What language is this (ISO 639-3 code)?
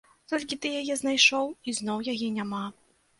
bel